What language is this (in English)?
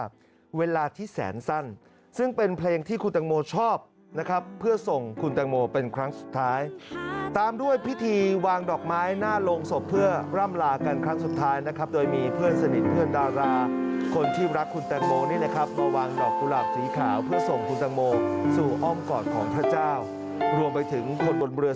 Thai